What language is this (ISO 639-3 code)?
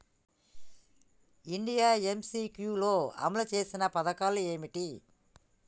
tel